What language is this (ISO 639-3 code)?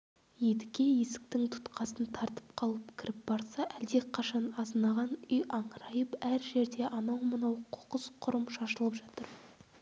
kaz